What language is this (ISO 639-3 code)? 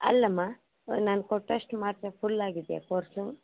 kan